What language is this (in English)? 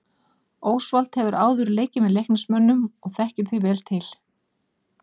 Icelandic